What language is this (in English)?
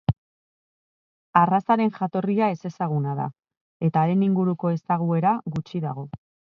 Basque